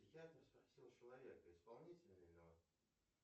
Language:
Russian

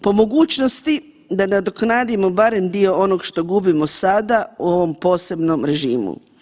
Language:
Croatian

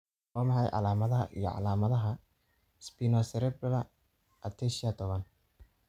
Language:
Somali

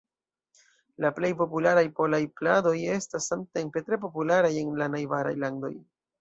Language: Esperanto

